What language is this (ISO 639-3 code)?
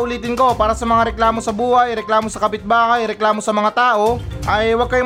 fil